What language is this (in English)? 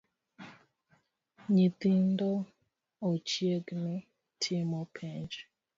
Luo (Kenya and Tanzania)